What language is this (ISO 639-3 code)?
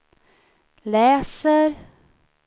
swe